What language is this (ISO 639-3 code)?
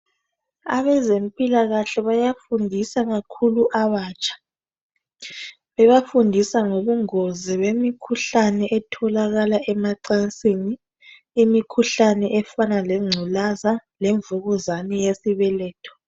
nde